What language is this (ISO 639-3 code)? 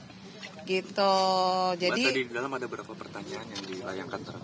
ind